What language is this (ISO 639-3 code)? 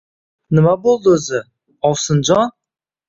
uzb